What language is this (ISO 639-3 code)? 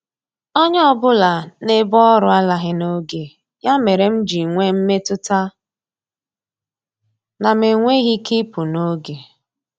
ibo